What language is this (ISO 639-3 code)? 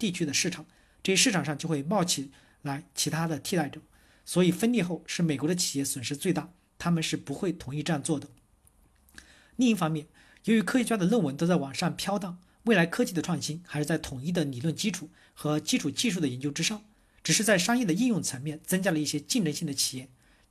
zho